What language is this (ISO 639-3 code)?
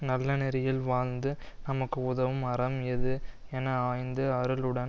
tam